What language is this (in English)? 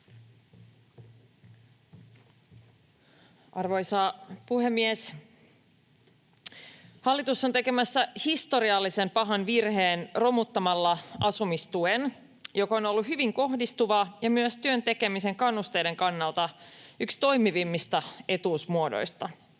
Finnish